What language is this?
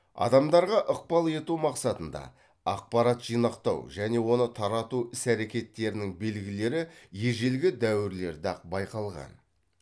Kazakh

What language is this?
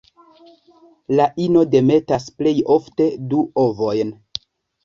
Esperanto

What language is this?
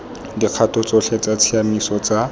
Tswana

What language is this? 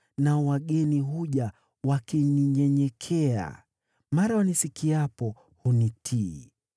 Swahili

